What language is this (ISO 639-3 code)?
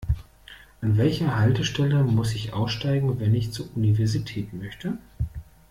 deu